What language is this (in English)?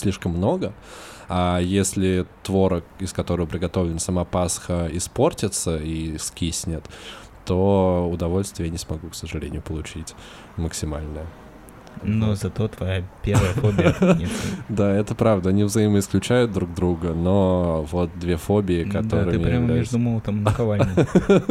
Russian